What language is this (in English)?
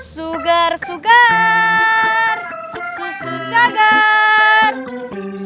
Indonesian